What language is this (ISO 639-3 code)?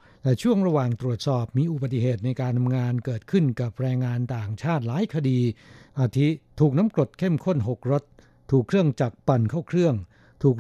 tha